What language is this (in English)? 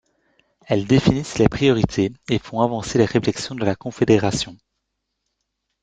French